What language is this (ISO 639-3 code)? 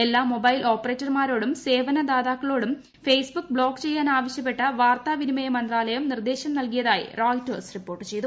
mal